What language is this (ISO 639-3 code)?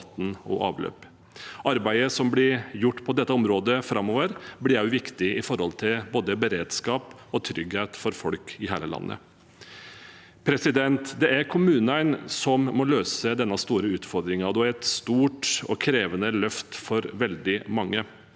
nor